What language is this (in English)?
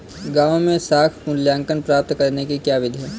Hindi